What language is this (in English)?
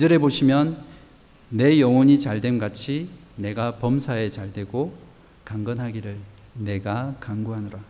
Korean